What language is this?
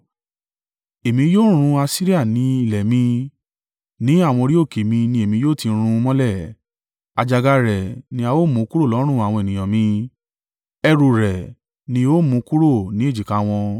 Yoruba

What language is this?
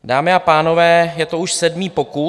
Czech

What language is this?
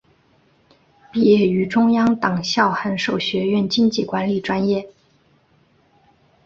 Chinese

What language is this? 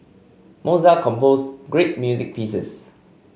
English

